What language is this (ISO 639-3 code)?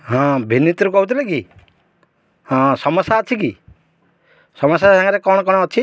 ori